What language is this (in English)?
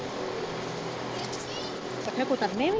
Punjabi